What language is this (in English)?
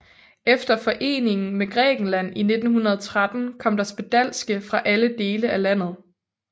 Danish